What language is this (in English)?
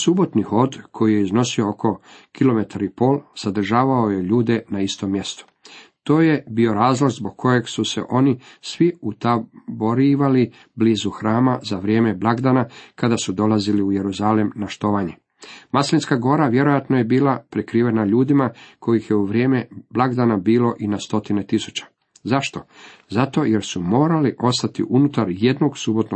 Croatian